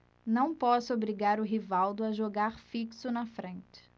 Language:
Portuguese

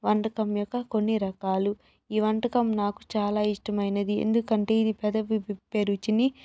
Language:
Telugu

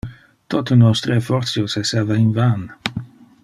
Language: Interlingua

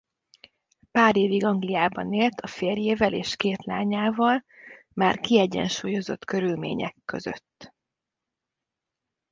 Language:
Hungarian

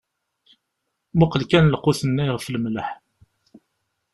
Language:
Kabyle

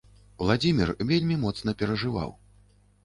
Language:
Belarusian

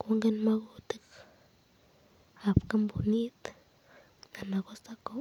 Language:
Kalenjin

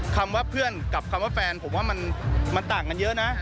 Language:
Thai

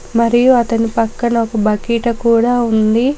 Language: Telugu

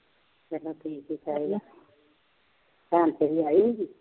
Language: Punjabi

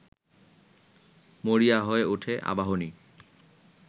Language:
Bangla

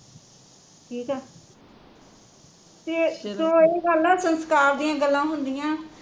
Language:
Punjabi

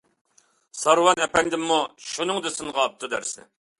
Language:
Uyghur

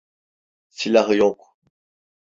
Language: Turkish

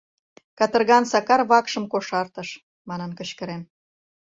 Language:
Mari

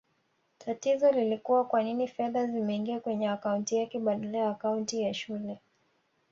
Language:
Swahili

